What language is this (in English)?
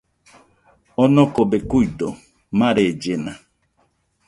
Nüpode Huitoto